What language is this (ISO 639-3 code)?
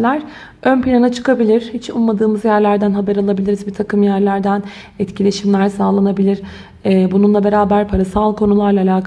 tur